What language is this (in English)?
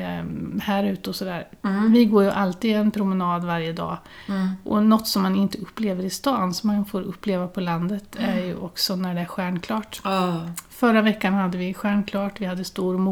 Swedish